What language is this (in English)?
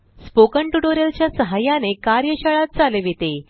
Marathi